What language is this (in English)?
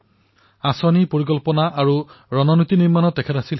Assamese